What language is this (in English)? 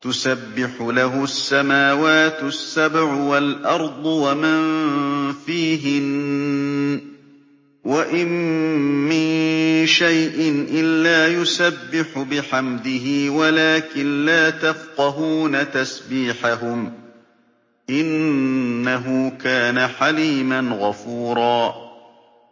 Arabic